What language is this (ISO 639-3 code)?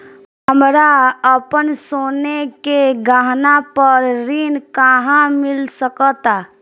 bho